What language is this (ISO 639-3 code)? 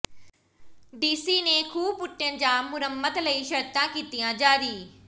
pan